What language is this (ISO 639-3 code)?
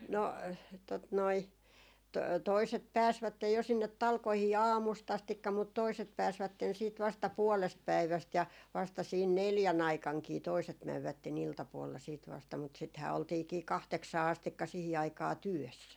fin